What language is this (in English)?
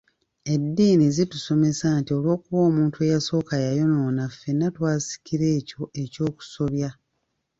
Ganda